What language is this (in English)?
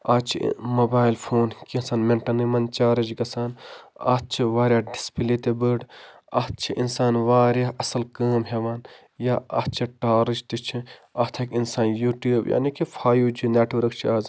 Kashmiri